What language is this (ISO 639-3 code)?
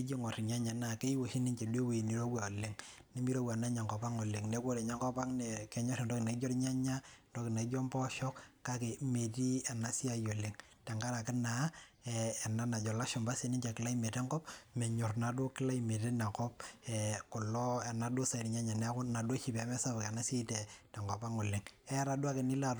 mas